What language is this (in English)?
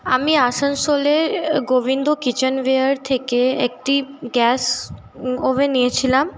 Bangla